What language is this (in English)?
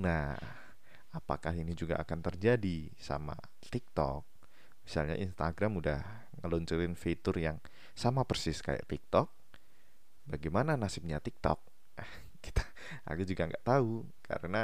Indonesian